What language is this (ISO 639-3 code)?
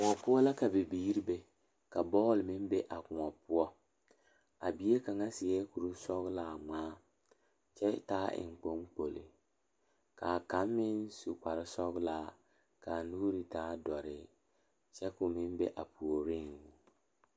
dga